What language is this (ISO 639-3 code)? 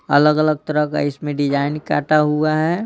hin